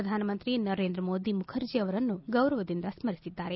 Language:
Kannada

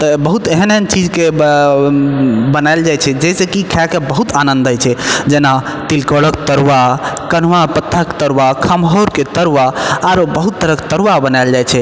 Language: Maithili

